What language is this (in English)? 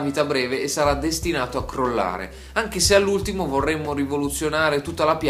Italian